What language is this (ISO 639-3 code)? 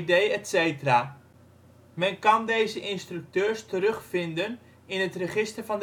nld